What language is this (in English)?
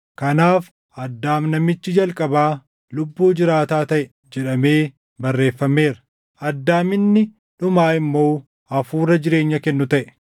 Oromo